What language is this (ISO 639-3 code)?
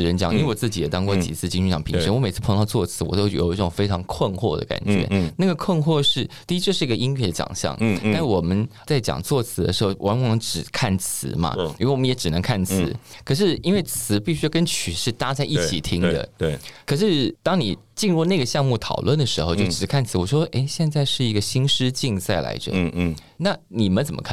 zho